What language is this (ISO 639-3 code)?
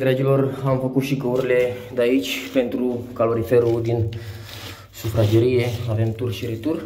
ron